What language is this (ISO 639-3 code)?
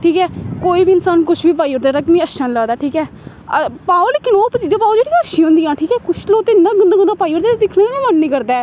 doi